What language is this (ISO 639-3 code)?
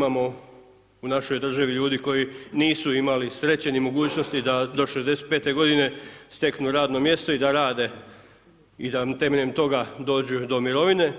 hrv